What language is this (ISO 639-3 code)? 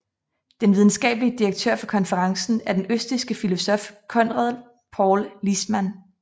dan